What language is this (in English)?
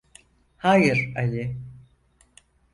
Turkish